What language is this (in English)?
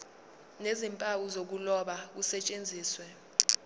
Zulu